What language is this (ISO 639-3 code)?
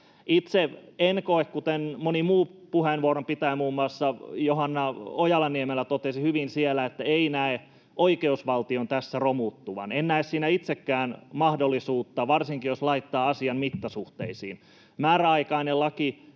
fin